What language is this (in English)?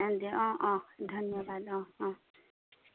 Assamese